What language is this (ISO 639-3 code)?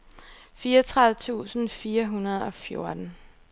dan